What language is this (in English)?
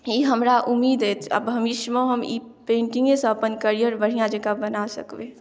Maithili